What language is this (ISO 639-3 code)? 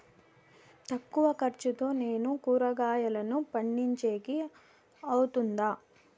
tel